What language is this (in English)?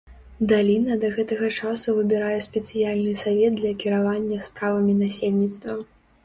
Belarusian